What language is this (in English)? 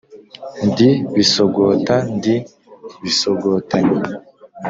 Kinyarwanda